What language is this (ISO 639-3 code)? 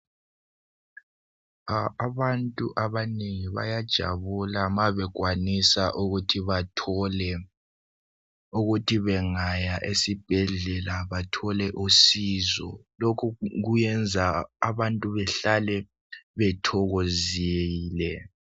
nde